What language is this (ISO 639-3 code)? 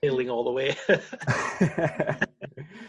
cym